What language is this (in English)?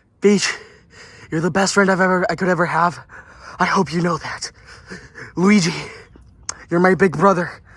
English